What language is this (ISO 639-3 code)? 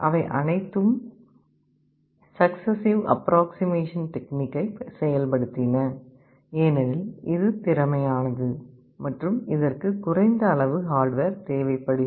tam